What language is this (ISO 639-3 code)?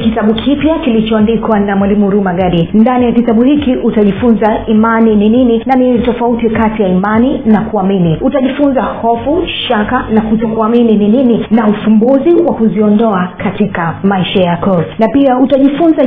swa